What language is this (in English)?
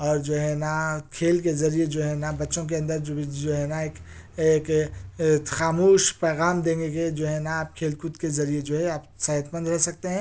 Urdu